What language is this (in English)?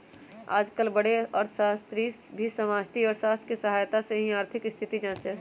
Magahi